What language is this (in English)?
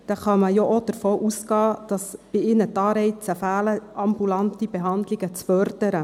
Swiss German